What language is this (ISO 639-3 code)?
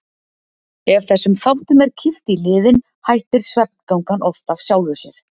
isl